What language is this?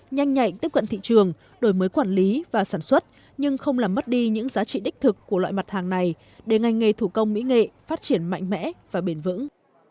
Vietnamese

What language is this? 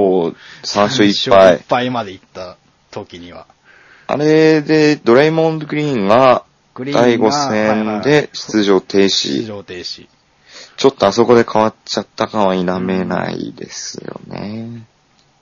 Japanese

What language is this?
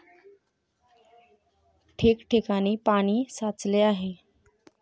Marathi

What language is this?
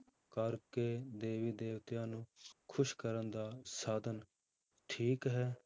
Punjabi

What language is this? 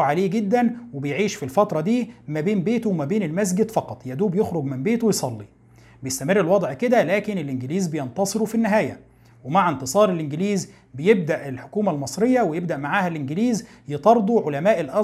Arabic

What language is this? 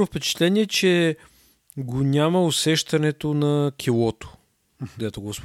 Bulgarian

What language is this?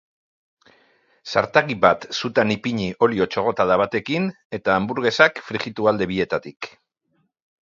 Basque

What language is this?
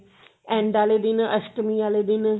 Punjabi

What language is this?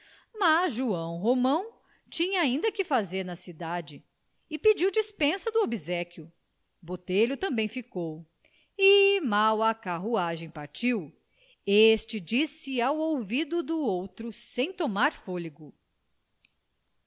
Portuguese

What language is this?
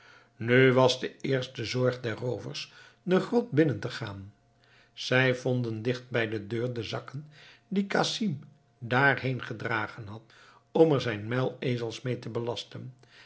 Dutch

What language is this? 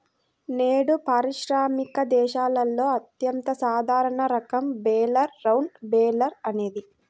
Telugu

